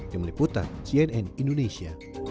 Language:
Indonesian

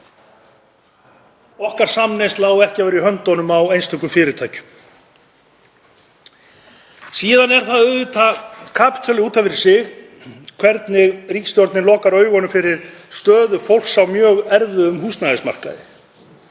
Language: Icelandic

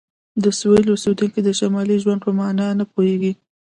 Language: Pashto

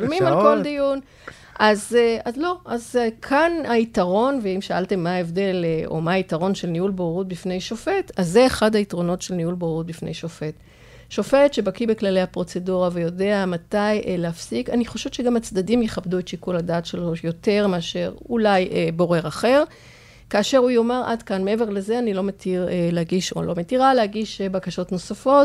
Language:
Hebrew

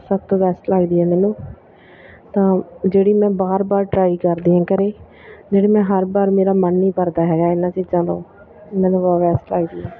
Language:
Punjabi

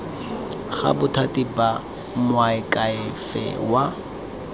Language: Tswana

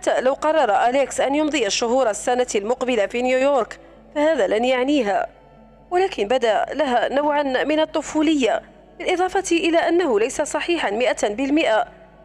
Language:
Arabic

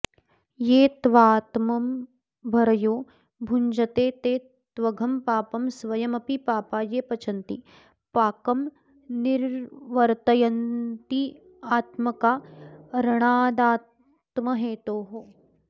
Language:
Sanskrit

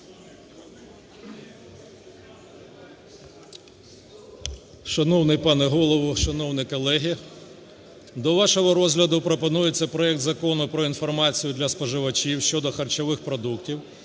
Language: Ukrainian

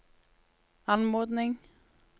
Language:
Norwegian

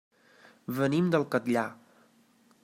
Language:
Catalan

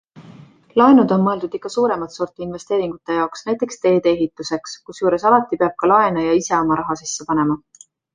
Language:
Estonian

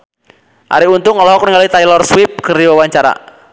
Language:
Sundanese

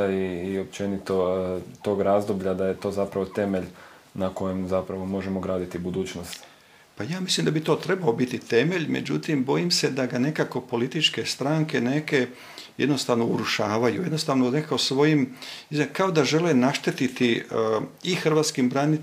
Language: Croatian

